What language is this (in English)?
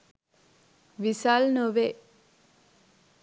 Sinhala